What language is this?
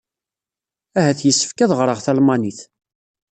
Kabyle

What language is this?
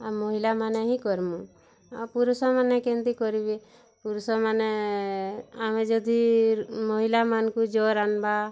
Odia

